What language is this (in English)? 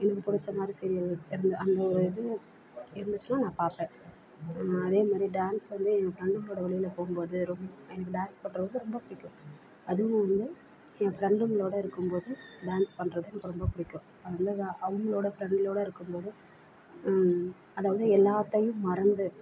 Tamil